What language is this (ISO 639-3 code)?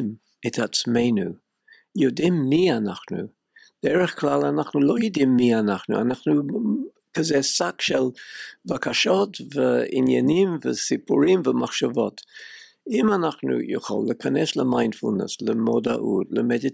heb